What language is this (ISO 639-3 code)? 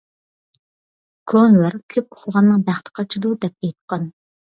uig